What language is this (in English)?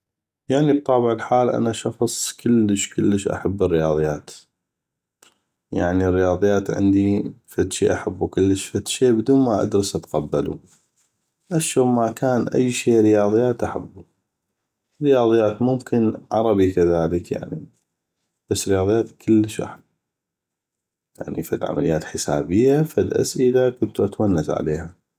North Mesopotamian Arabic